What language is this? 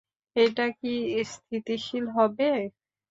Bangla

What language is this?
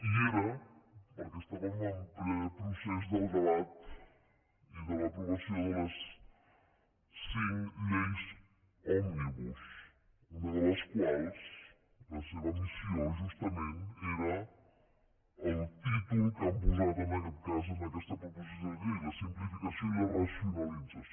Catalan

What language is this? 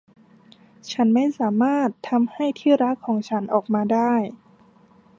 Thai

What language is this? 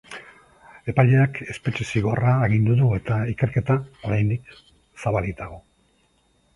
Basque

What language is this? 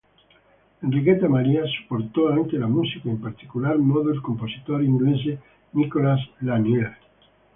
Italian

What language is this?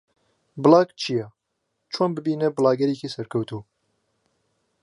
Central Kurdish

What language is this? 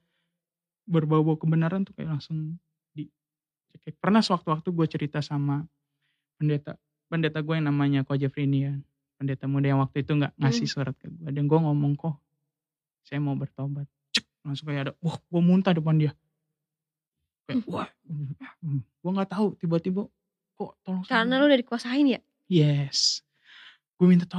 Indonesian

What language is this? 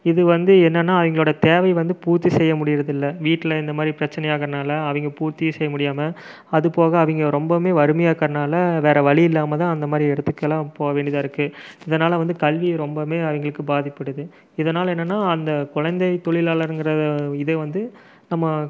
Tamil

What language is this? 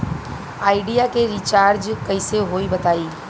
Bhojpuri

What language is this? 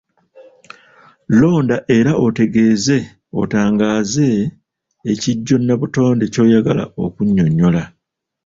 Ganda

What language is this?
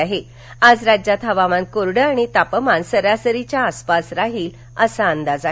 Marathi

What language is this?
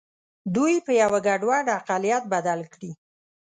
Pashto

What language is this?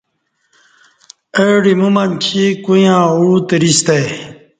Kati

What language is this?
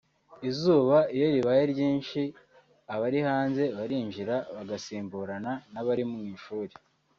Kinyarwanda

